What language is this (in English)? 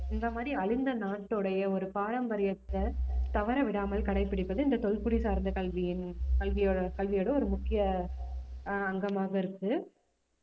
Tamil